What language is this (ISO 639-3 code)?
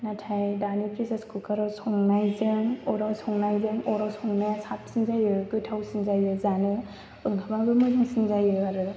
brx